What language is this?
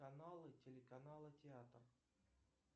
Russian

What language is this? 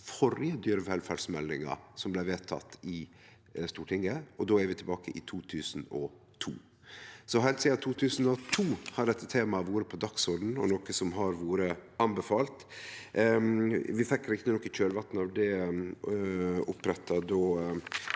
Norwegian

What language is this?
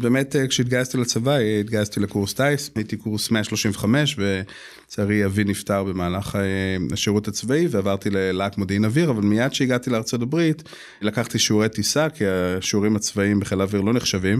Hebrew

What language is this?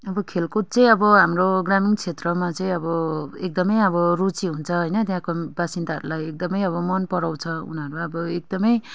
Nepali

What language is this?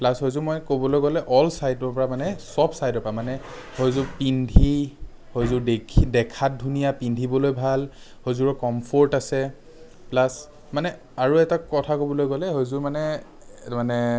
Assamese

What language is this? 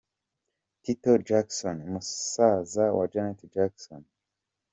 Kinyarwanda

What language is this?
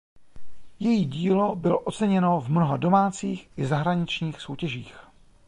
Czech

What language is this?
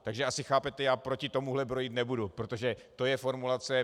Czech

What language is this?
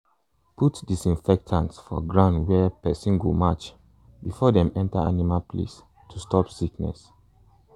Nigerian Pidgin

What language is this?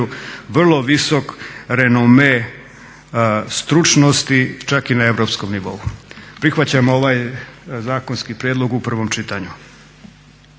Croatian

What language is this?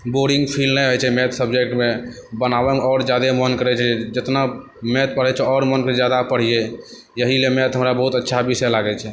Maithili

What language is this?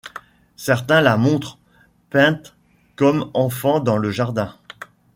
French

